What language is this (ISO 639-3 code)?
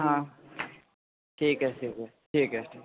urd